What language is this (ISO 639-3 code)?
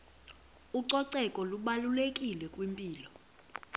xho